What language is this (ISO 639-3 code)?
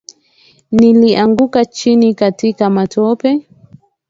swa